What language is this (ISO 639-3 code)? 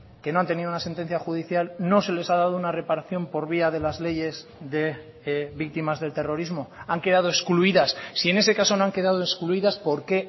spa